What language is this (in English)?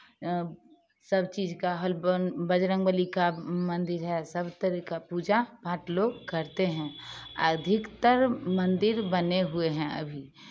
Hindi